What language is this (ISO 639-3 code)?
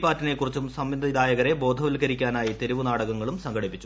mal